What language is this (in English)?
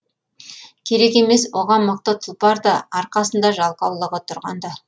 Kazakh